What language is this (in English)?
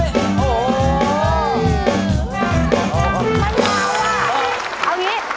Thai